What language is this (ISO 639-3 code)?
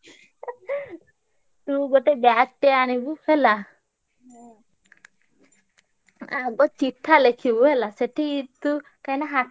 ori